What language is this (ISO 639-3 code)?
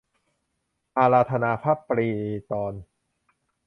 tha